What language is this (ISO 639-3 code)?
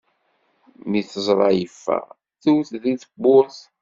kab